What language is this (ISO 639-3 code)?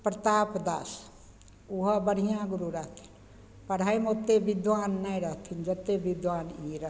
mai